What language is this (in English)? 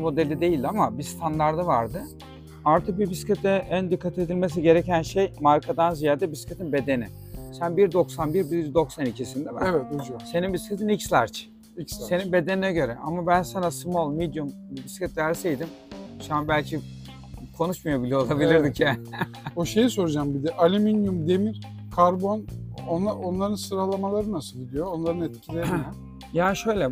Turkish